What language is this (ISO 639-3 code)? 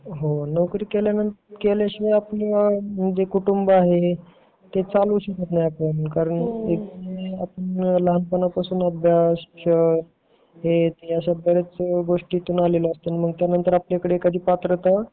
mar